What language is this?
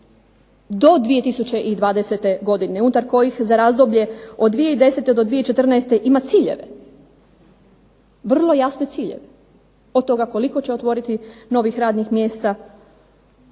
Croatian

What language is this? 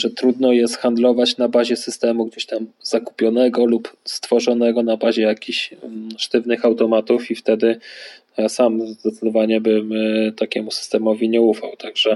Polish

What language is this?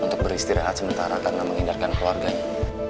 Indonesian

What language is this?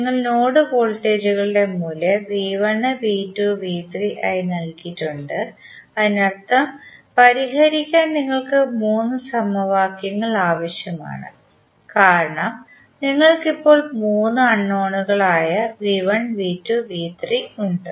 Malayalam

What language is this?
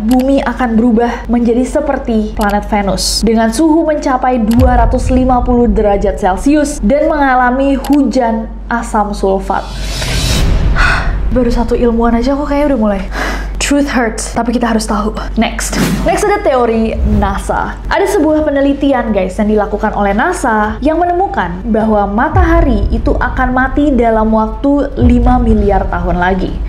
Indonesian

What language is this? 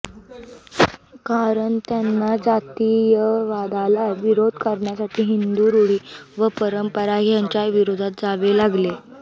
Marathi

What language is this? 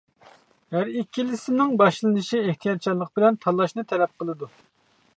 Uyghur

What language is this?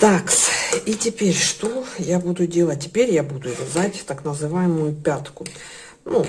Russian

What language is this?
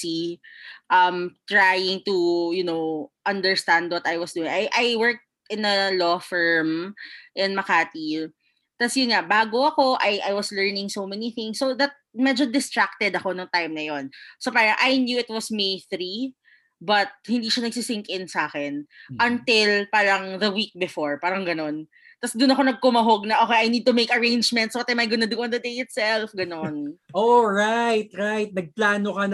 Filipino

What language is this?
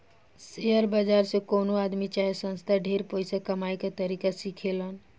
Bhojpuri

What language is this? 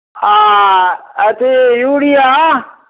Maithili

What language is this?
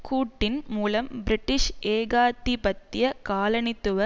Tamil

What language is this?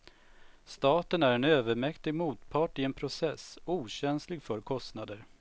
Swedish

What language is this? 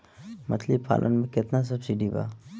Bhojpuri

